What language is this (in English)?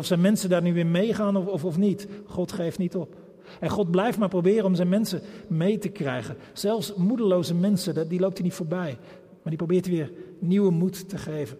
Dutch